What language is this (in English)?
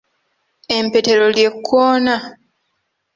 Ganda